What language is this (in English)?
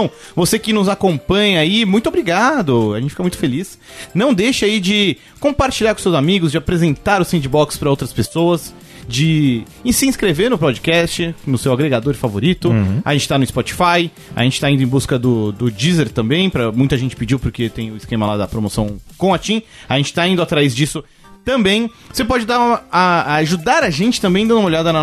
Portuguese